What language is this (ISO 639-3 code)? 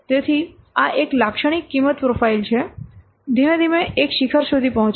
guj